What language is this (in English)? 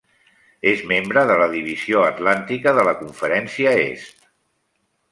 Catalan